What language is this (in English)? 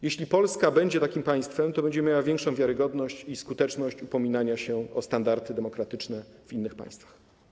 Polish